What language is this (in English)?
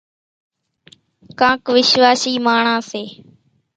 Kachi Koli